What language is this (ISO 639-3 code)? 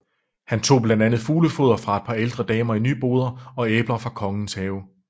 dan